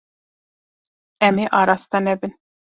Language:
Kurdish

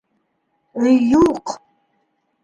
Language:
Bashkir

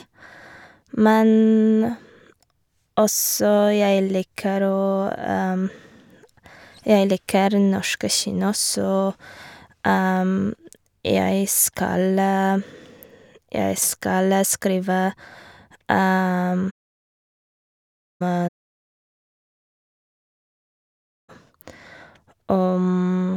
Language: Norwegian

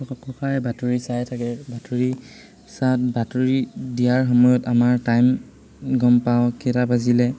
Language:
Assamese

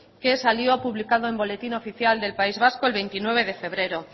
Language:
Spanish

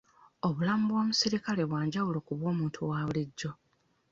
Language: Ganda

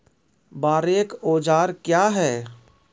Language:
Maithili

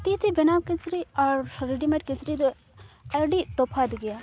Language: Santali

